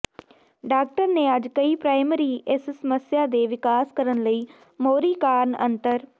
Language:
Punjabi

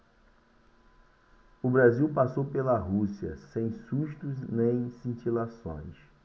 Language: Portuguese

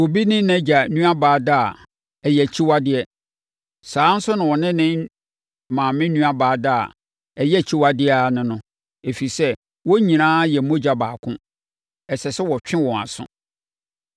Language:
Akan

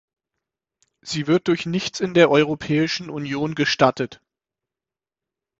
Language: German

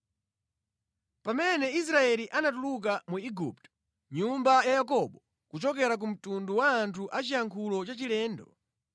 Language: Nyanja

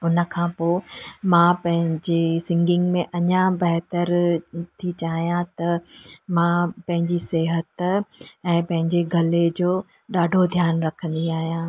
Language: Sindhi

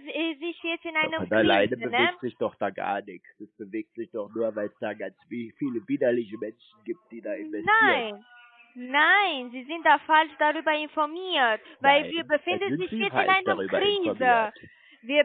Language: German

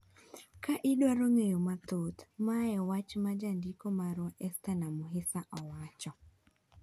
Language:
Luo (Kenya and Tanzania)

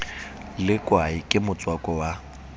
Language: Southern Sotho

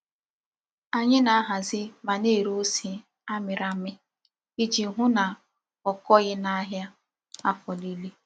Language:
Igbo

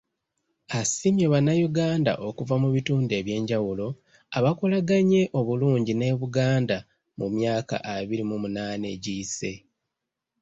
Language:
Ganda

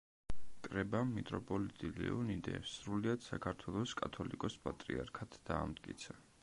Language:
Georgian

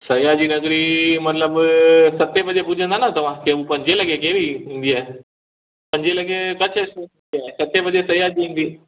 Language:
Sindhi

